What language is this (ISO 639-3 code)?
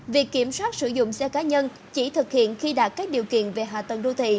vie